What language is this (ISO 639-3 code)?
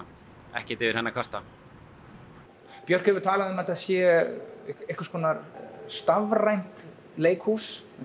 isl